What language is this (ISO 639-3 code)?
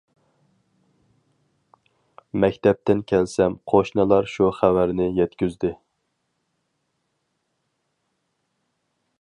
uig